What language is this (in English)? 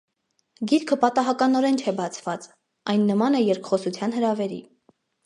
Armenian